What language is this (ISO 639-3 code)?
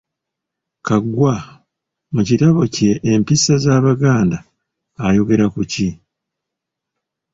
lug